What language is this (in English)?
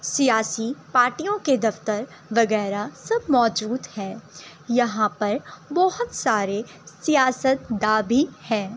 Urdu